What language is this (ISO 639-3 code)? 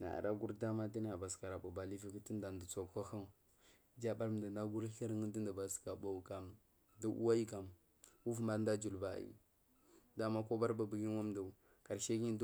mfm